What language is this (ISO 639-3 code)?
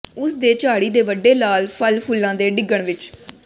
pan